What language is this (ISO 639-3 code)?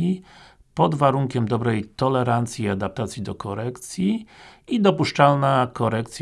pol